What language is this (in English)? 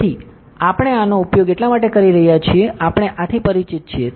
Gujarati